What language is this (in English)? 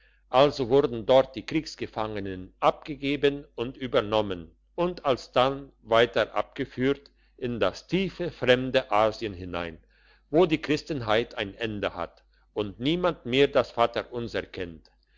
German